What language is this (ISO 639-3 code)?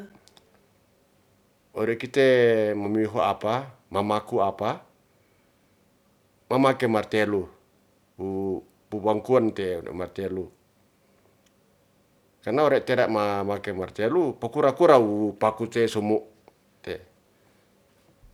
rth